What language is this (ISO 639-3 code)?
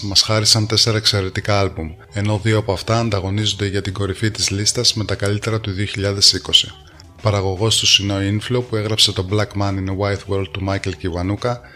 ell